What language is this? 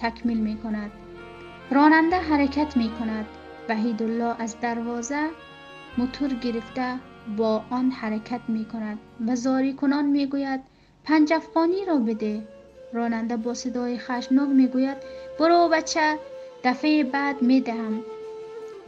Persian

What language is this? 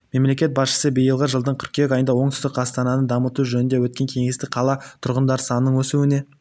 Kazakh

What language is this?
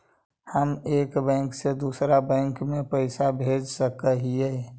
Magahi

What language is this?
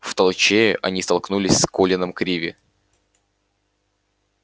Russian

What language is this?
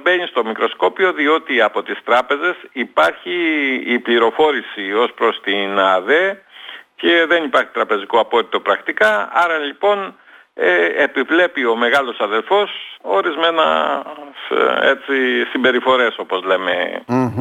Greek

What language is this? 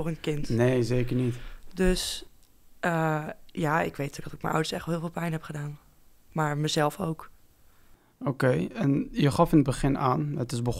Dutch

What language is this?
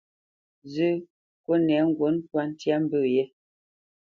Bamenyam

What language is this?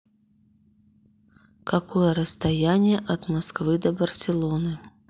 Russian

